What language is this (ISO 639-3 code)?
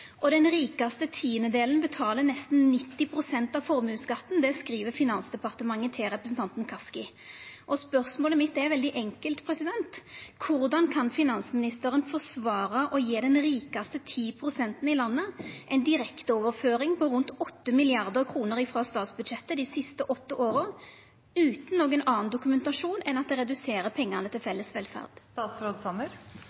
nno